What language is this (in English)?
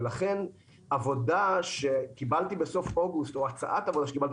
Hebrew